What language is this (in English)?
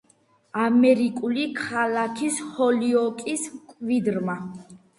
Georgian